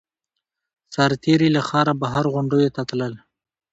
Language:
Pashto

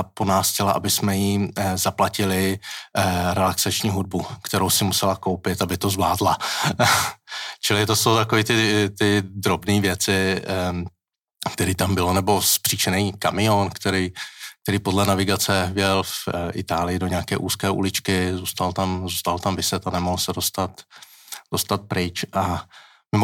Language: Czech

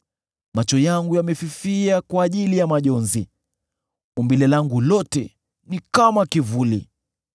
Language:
Swahili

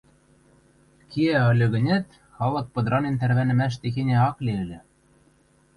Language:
Western Mari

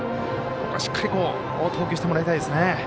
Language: Japanese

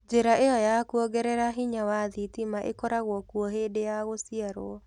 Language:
Kikuyu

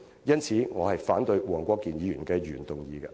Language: Cantonese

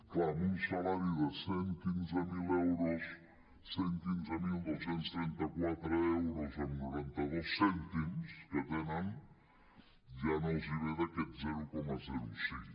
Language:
Catalan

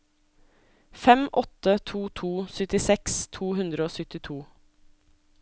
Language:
Norwegian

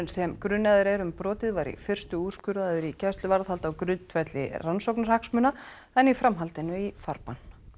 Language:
Icelandic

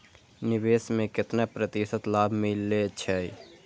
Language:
Maithili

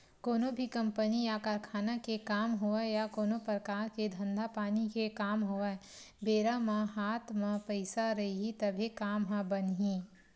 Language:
Chhattisgarhi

